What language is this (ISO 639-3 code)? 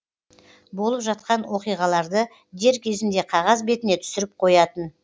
kaz